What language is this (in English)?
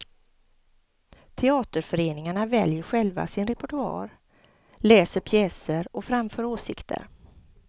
Swedish